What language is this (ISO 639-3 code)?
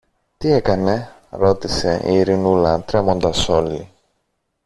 ell